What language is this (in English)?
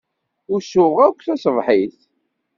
Kabyle